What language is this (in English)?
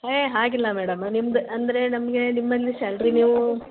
Kannada